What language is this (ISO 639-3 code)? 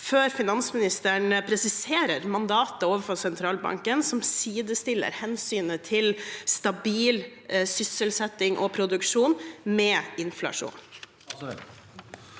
nor